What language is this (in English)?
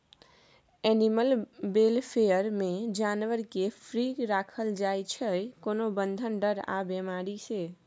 Maithili